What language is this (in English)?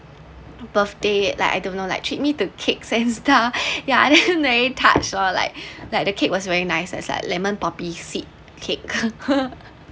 English